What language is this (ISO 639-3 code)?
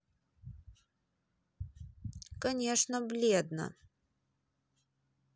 rus